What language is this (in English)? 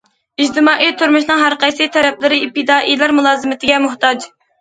Uyghur